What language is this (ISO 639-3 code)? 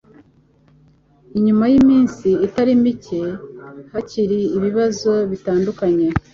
kin